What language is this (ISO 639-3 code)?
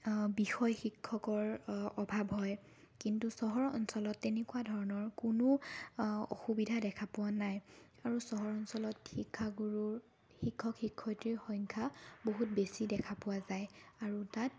asm